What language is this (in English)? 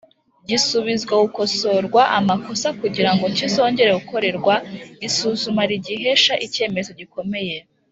Kinyarwanda